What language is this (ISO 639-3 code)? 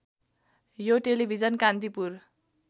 nep